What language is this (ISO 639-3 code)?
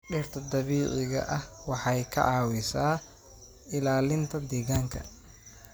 som